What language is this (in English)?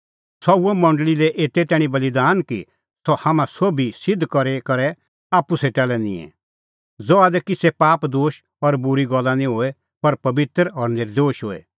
Kullu Pahari